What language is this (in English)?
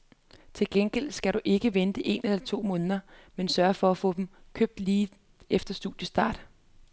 Danish